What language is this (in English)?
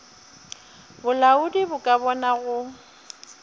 Northern Sotho